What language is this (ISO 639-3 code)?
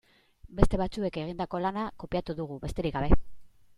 eus